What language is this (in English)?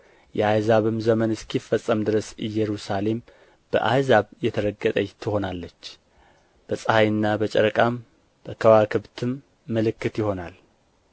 Amharic